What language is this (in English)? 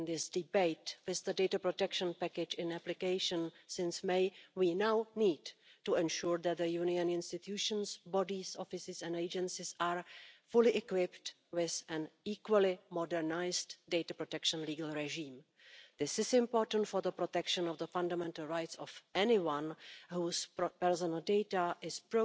Dutch